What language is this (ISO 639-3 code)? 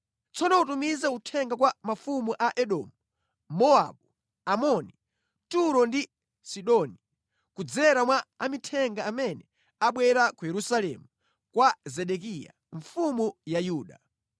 nya